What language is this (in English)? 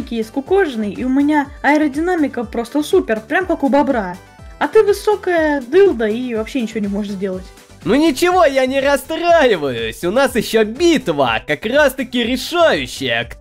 Russian